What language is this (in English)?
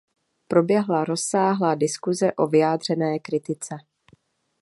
Czech